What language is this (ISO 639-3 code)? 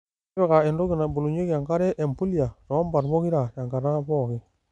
mas